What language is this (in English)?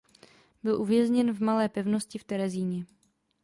Czech